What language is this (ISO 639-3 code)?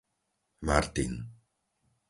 slk